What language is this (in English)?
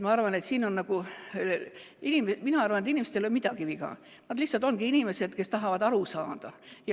Estonian